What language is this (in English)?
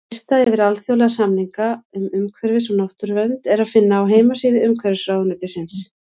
Icelandic